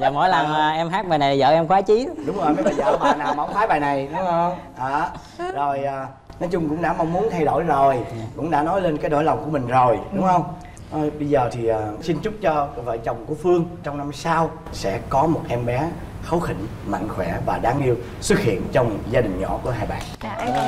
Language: Vietnamese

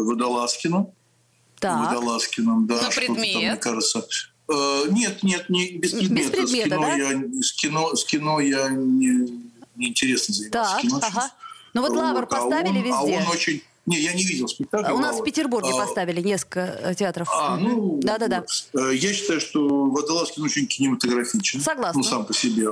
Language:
Russian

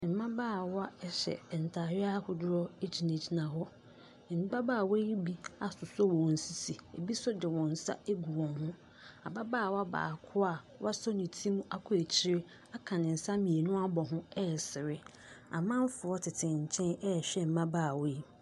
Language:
Akan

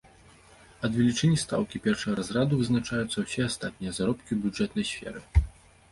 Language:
Belarusian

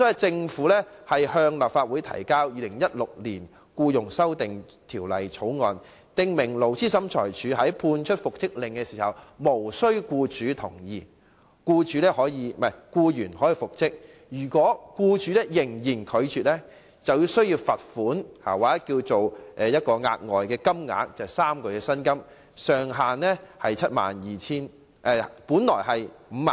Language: Cantonese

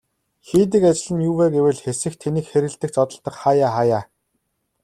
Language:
Mongolian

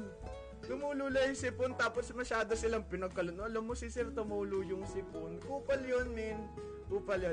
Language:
Filipino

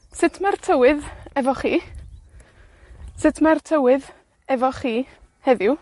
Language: Welsh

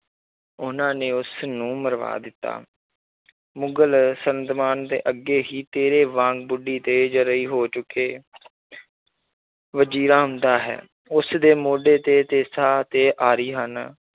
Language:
Punjabi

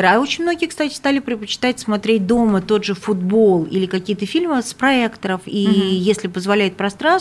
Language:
Russian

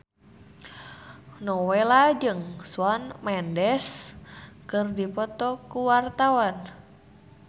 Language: Sundanese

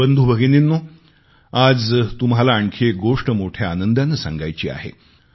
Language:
Marathi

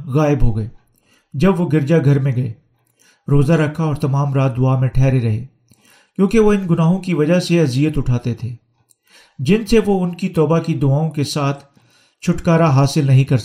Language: Urdu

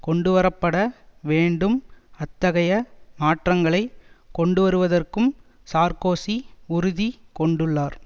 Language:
Tamil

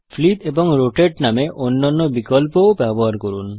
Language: Bangla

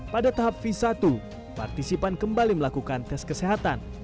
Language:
Indonesian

